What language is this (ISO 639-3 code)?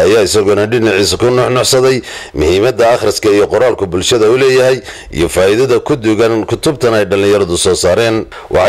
ara